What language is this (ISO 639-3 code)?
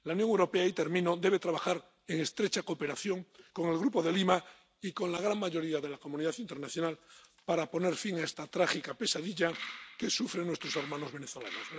spa